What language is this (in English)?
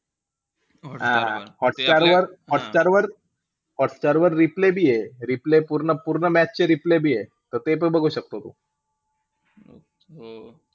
Marathi